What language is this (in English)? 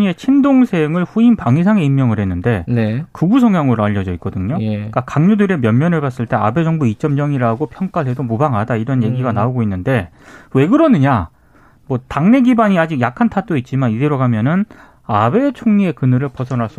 Korean